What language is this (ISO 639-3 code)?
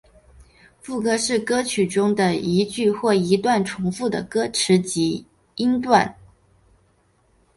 zho